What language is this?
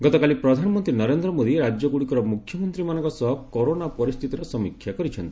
Odia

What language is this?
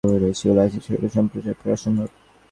Bangla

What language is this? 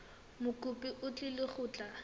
Tswana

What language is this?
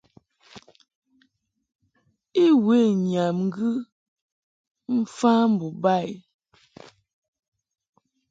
Mungaka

